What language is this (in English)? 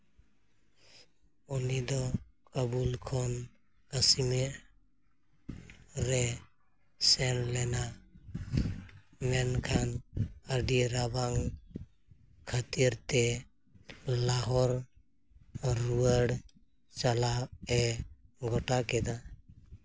Santali